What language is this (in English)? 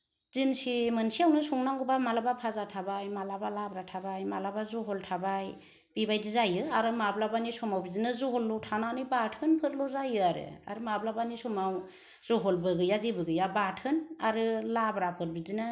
Bodo